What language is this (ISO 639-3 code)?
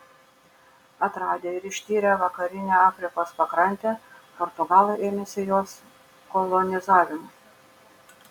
lit